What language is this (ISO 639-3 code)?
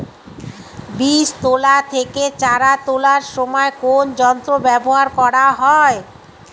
ben